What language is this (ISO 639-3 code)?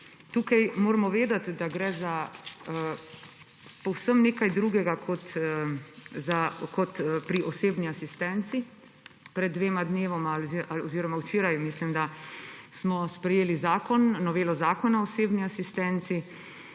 slv